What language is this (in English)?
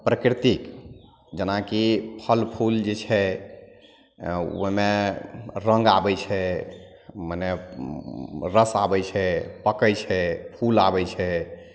Maithili